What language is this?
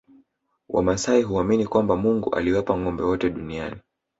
Swahili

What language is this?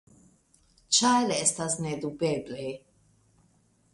Esperanto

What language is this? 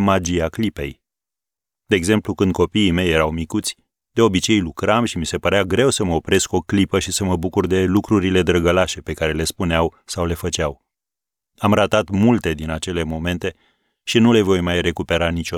Romanian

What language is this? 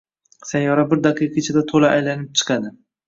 Uzbek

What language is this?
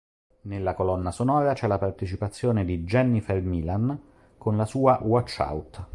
Italian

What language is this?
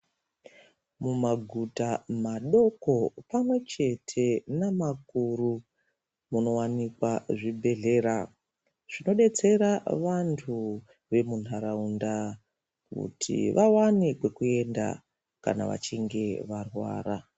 Ndau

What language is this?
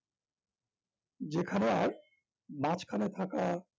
Bangla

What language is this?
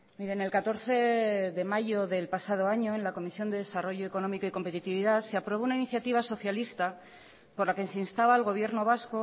Spanish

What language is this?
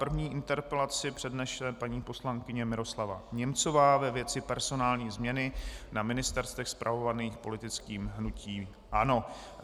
Czech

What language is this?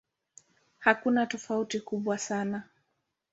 Swahili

